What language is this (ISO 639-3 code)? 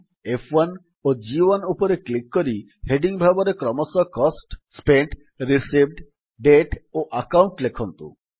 ori